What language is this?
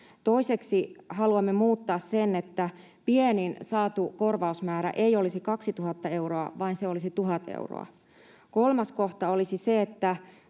Finnish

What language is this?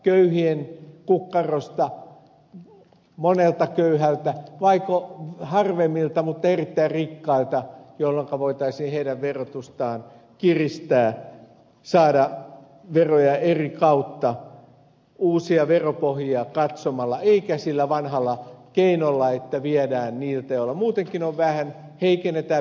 Finnish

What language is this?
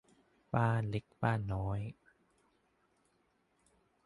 Thai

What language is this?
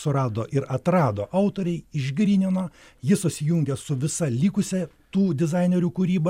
Lithuanian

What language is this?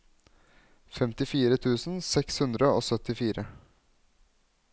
Norwegian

